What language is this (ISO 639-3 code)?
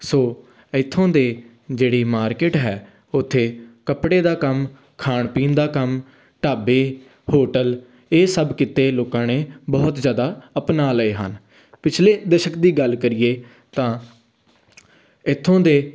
pan